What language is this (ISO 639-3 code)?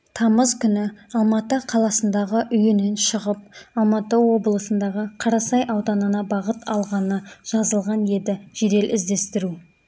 kaz